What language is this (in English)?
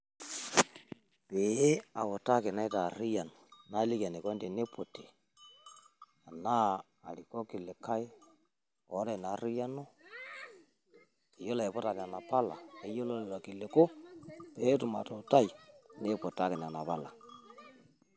Masai